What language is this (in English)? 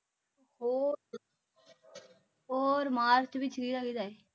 Punjabi